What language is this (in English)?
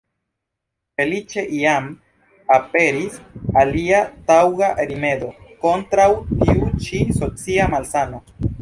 Esperanto